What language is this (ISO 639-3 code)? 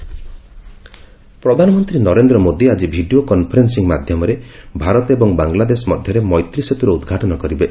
ori